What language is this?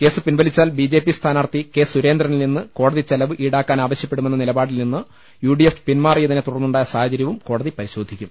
Malayalam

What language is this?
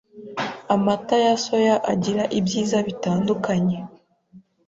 Kinyarwanda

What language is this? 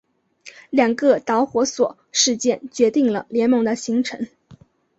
Chinese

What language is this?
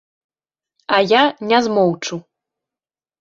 Belarusian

